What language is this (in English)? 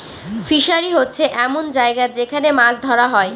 Bangla